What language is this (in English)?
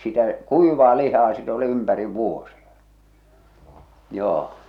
Finnish